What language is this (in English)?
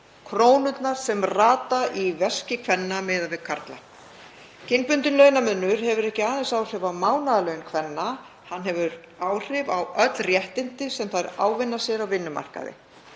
Icelandic